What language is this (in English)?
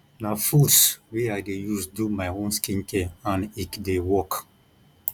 Nigerian Pidgin